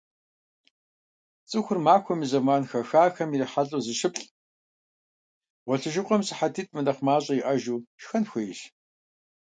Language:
Kabardian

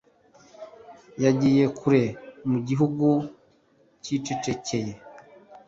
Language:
Kinyarwanda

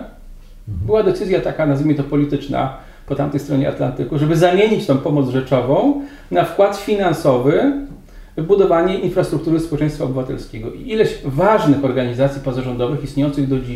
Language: Polish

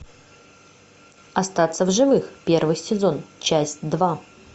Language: Russian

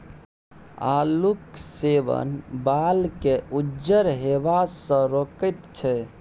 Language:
Maithili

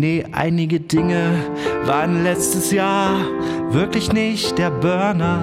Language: German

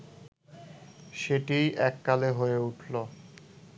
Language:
Bangla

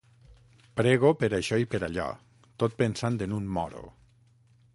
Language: Catalan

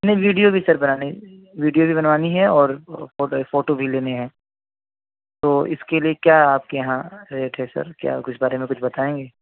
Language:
Urdu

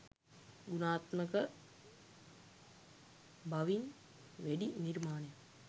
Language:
Sinhala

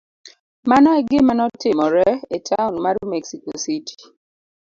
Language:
Luo (Kenya and Tanzania)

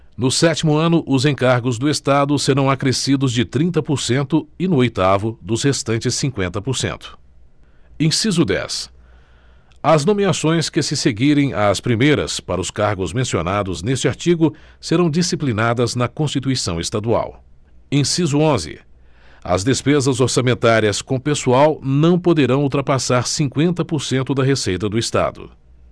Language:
Portuguese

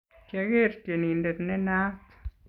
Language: Kalenjin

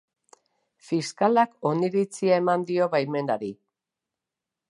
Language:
Basque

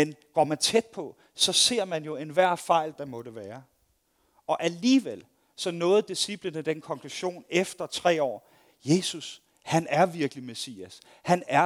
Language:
Danish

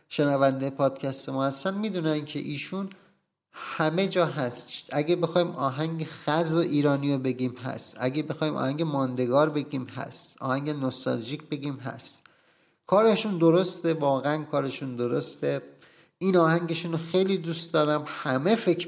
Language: Persian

